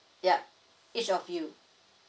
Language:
English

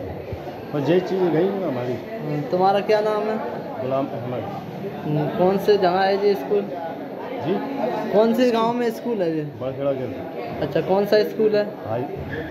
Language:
Hindi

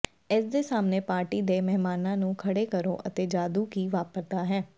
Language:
Punjabi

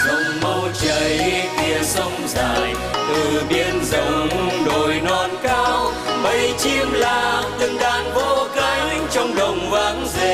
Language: Vietnamese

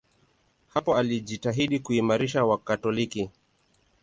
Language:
Swahili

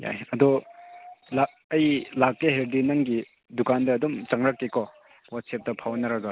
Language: Manipuri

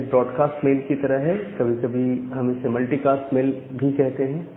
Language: Hindi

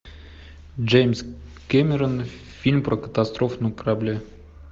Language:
Russian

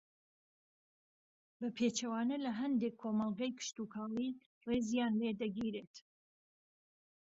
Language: Central Kurdish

